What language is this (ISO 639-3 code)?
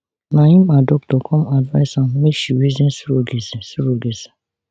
pcm